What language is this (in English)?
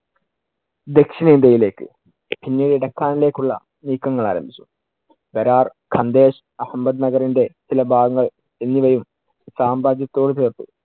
Malayalam